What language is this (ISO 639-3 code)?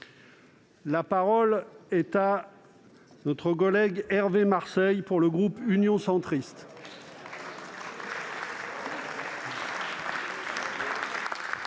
fra